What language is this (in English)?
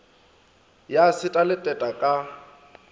Northern Sotho